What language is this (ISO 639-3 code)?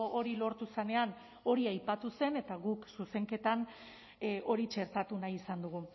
eus